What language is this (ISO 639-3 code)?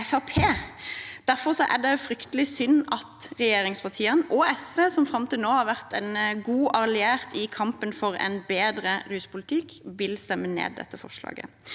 nor